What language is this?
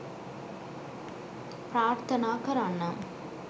Sinhala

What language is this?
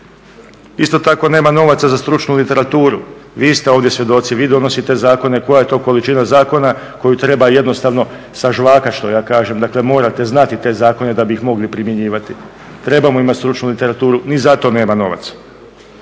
Croatian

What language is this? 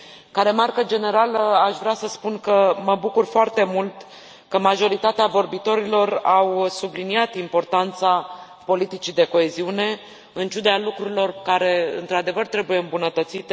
Romanian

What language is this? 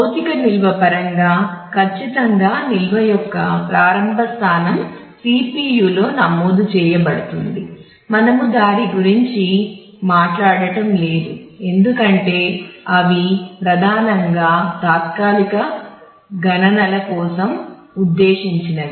Telugu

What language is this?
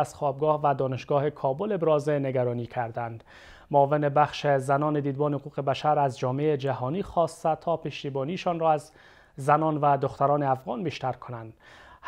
Persian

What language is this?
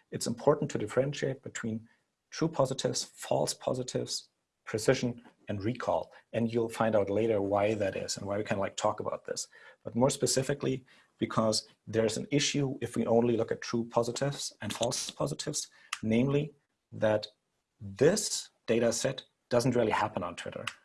English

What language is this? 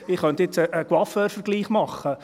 Swiss German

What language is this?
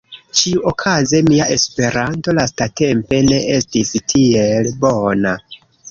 Esperanto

